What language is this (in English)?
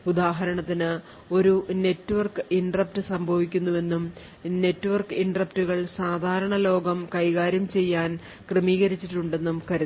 Malayalam